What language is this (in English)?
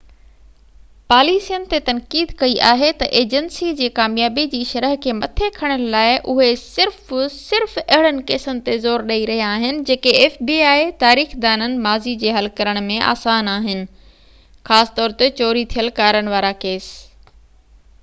Sindhi